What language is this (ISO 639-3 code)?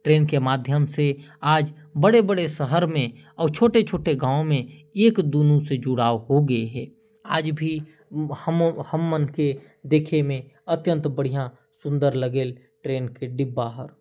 kfp